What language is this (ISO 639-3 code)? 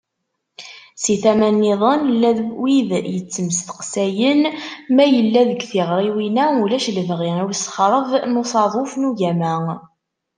kab